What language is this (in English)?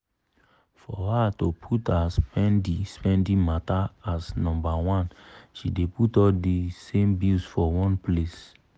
Nigerian Pidgin